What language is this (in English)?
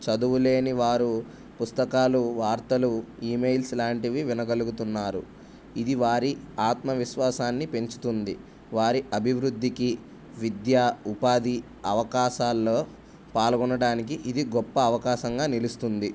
Telugu